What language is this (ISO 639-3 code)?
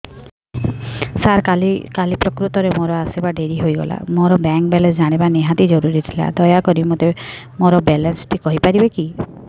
ori